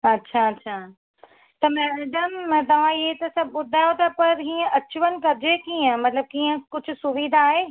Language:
Sindhi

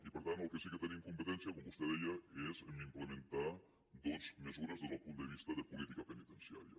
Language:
Catalan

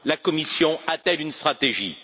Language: French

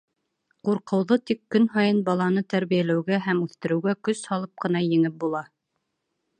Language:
Bashkir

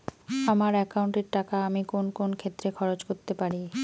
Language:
Bangla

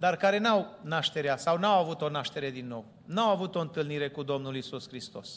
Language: Romanian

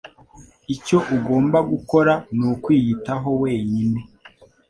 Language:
Kinyarwanda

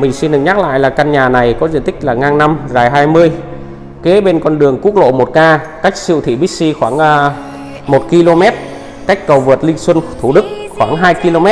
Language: Vietnamese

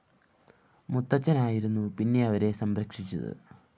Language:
Malayalam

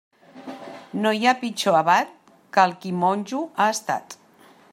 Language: Catalan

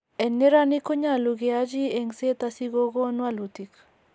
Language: Kalenjin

